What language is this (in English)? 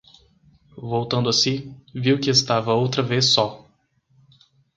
Portuguese